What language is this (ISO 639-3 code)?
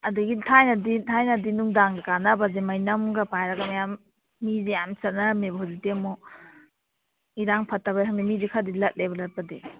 mni